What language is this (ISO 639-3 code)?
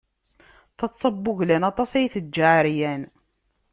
kab